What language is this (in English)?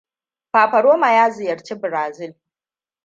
Hausa